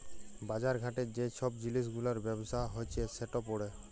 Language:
Bangla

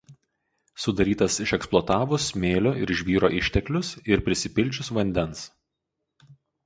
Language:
Lithuanian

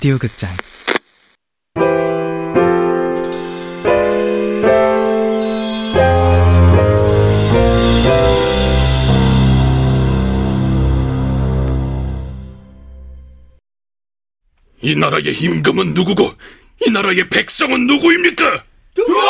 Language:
Korean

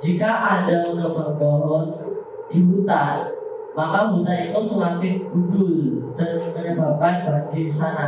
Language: Indonesian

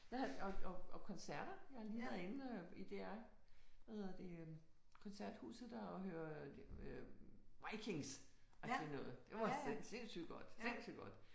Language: Danish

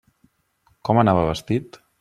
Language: Catalan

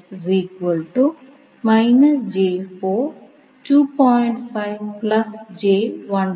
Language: Malayalam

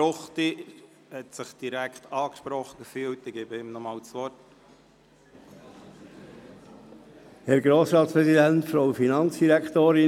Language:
Swiss German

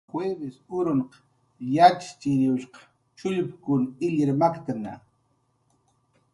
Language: Jaqaru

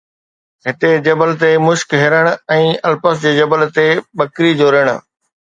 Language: Sindhi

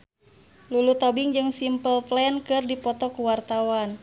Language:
Sundanese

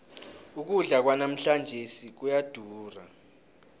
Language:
South Ndebele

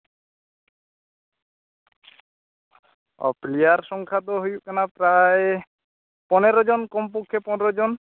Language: Santali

